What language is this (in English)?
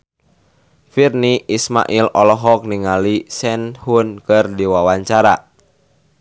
Sundanese